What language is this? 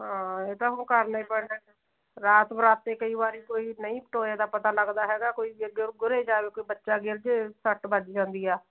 Punjabi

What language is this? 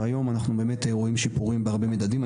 Hebrew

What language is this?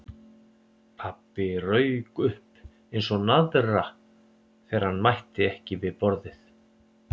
Icelandic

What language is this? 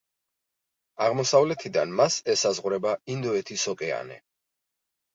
Georgian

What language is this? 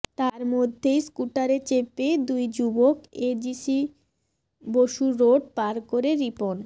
Bangla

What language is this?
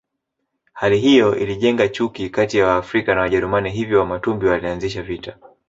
Swahili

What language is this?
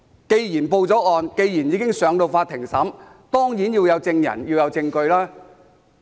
Cantonese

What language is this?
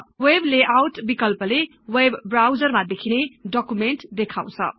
Nepali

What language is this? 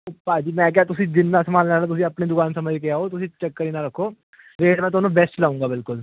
Punjabi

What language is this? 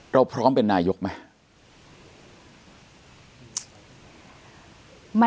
Thai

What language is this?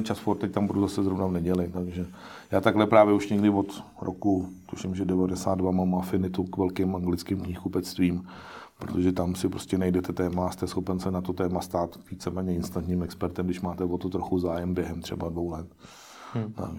Czech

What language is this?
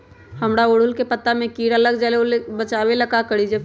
Magahi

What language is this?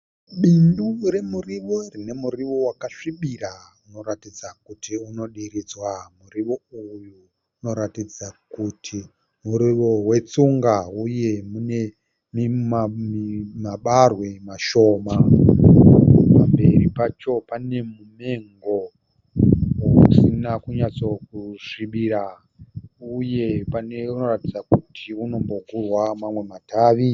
Shona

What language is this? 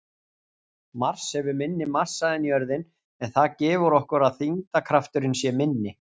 Icelandic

